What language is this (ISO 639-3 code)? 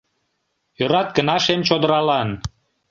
chm